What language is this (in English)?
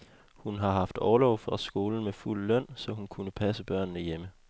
Danish